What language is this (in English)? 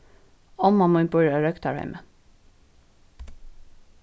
Faroese